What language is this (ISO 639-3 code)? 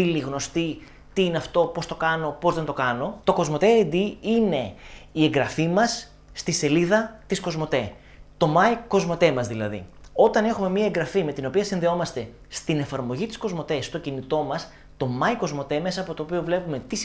ell